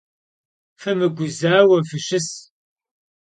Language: Kabardian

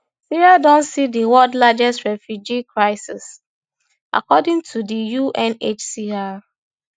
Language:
Nigerian Pidgin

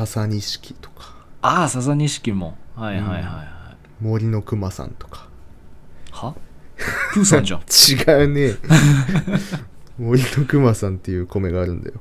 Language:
Japanese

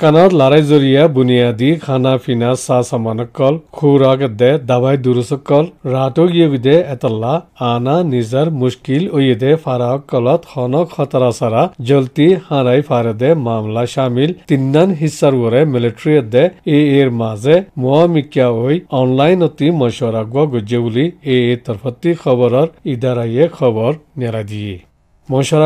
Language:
Hindi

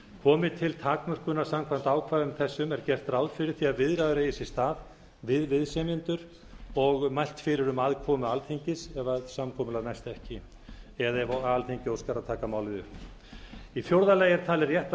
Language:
Icelandic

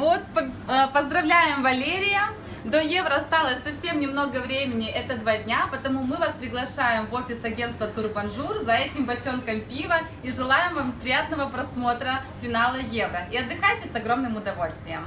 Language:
Russian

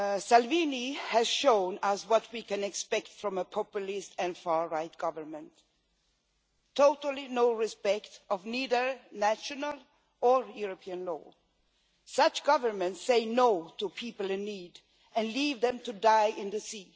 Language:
English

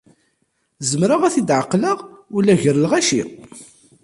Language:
Kabyle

